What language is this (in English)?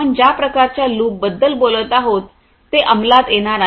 Marathi